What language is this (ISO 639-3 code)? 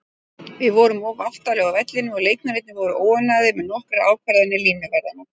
isl